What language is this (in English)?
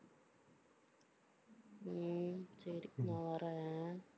Tamil